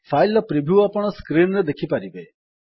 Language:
Odia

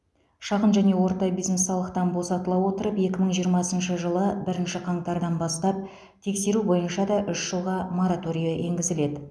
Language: Kazakh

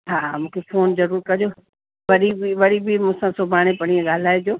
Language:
Sindhi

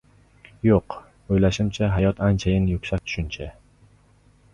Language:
Uzbek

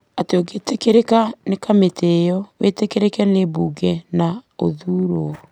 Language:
Kikuyu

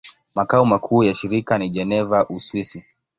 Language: Swahili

